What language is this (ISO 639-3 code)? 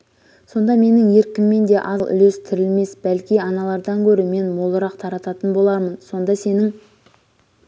kaz